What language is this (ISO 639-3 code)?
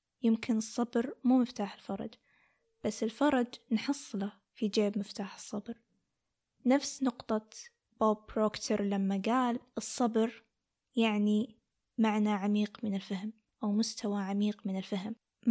ara